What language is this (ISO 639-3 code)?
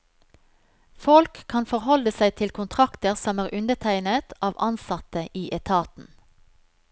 nor